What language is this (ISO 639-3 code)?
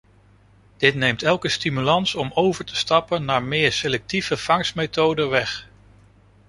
nld